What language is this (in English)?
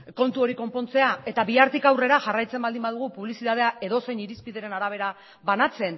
Basque